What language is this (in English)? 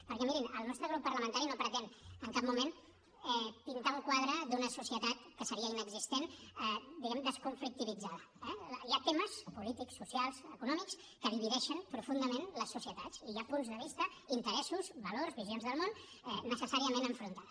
Catalan